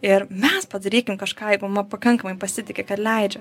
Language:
Lithuanian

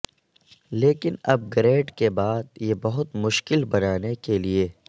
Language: Urdu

